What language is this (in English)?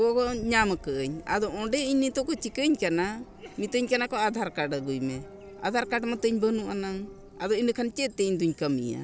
Santali